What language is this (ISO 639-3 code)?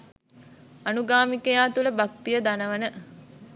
sin